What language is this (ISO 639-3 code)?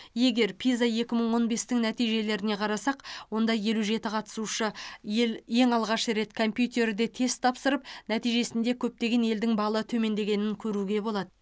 kaz